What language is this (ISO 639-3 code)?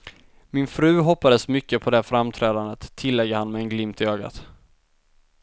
swe